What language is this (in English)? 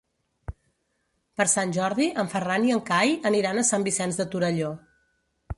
Catalan